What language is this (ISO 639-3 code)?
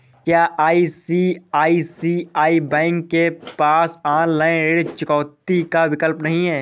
hin